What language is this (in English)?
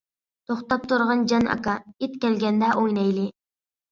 Uyghur